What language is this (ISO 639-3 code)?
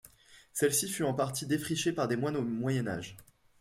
fra